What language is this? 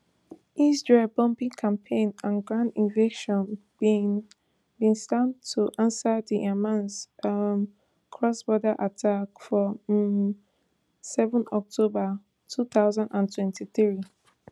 Nigerian Pidgin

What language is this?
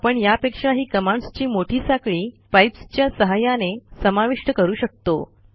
Marathi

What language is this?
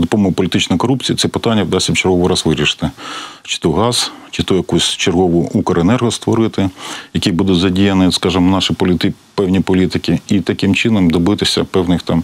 Ukrainian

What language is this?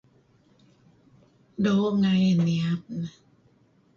Kelabit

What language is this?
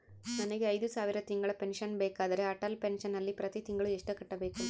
Kannada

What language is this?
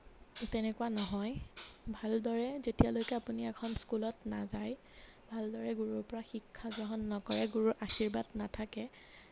Assamese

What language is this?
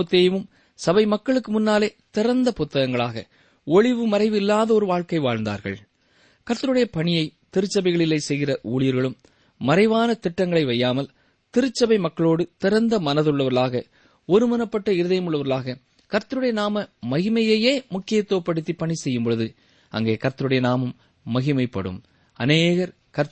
Tamil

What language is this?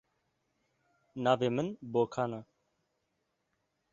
Kurdish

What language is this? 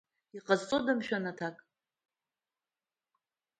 Abkhazian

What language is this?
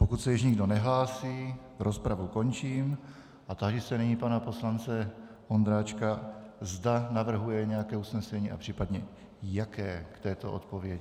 Czech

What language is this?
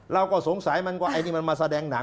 Thai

